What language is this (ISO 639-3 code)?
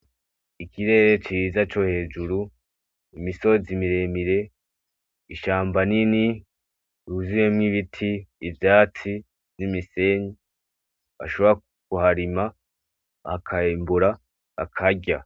run